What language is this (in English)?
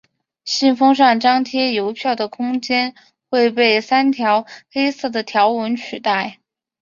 Chinese